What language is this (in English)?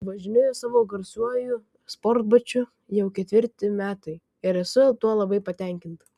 Lithuanian